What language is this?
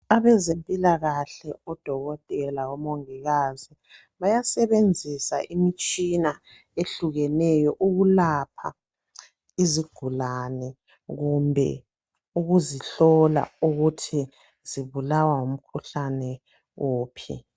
North Ndebele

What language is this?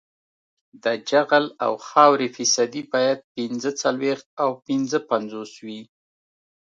Pashto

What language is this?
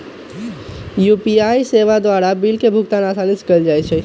Magahi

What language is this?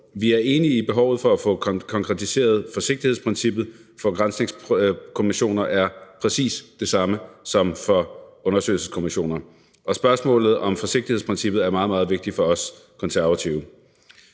Danish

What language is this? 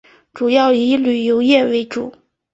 Chinese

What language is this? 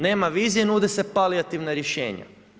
Croatian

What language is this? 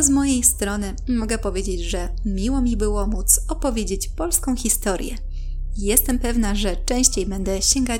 Polish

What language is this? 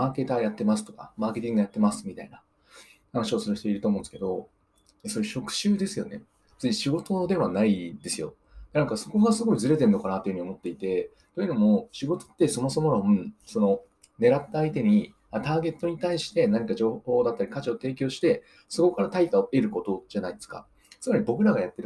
Japanese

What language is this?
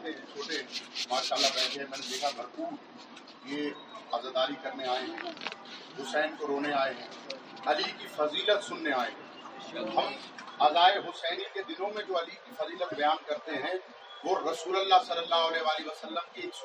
Urdu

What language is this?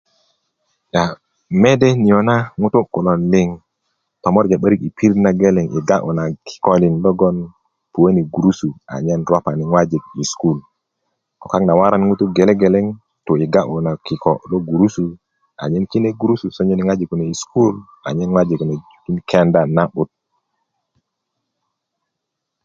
Kuku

